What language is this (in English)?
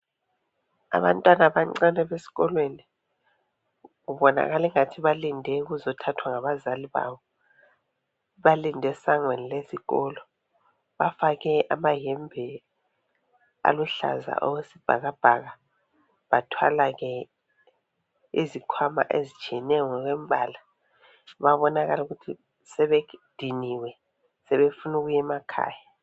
North Ndebele